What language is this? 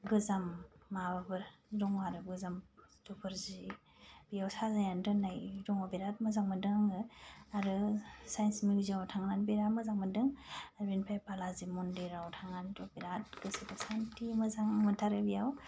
Bodo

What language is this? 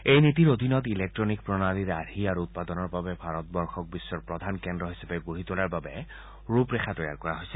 Assamese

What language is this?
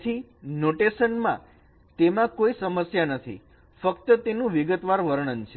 Gujarati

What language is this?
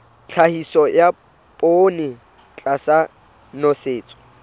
Southern Sotho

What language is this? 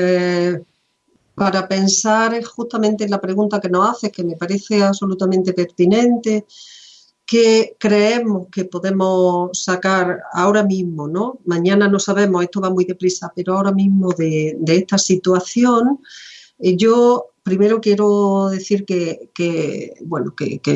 Spanish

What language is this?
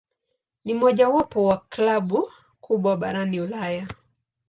Swahili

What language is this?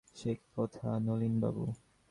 Bangla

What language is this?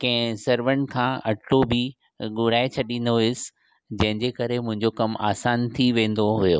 Sindhi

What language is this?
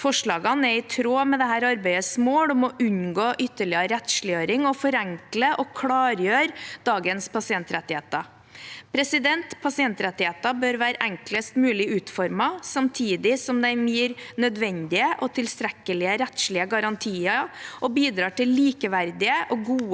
Norwegian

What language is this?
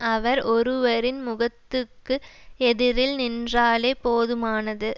Tamil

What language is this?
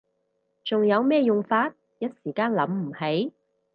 Cantonese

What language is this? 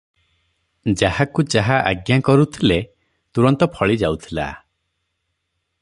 Odia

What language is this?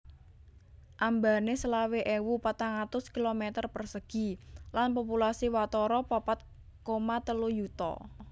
Javanese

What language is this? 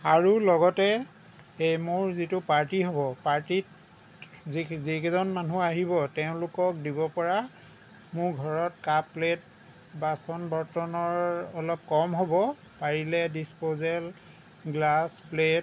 Assamese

